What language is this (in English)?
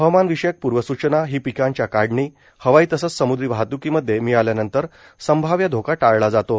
Marathi